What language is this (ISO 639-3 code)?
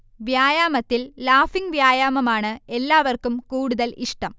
mal